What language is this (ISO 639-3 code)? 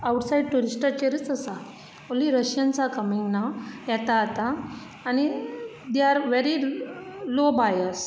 kok